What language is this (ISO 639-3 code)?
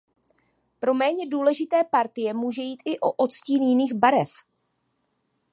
ces